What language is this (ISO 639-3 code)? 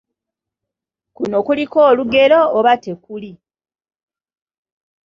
lug